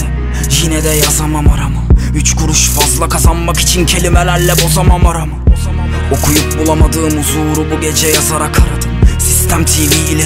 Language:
Turkish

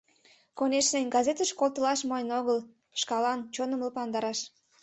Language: Mari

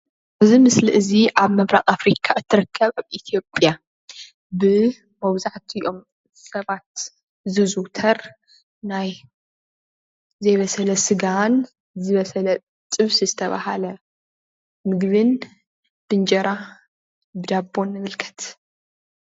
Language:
Tigrinya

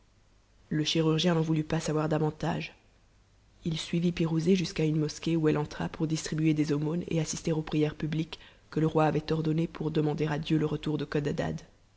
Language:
French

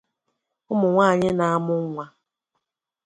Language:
Igbo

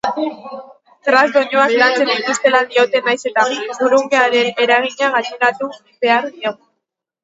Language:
Basque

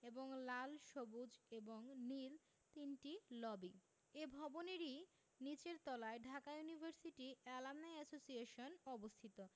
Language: Bangla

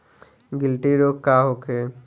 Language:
Bhojpuri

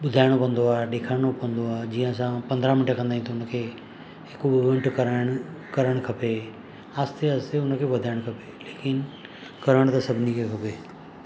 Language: Sindhi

